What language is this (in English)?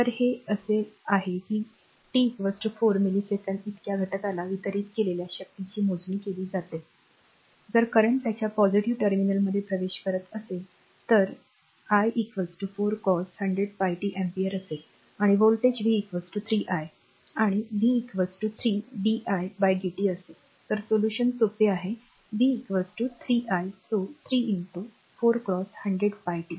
Marathi